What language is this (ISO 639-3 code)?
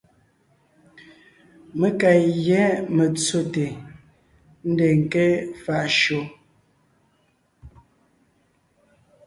nnh